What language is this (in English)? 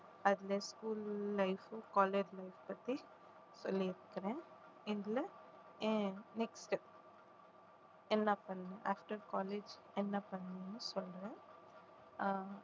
Tamil